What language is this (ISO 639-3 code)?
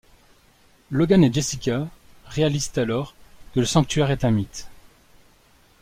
fra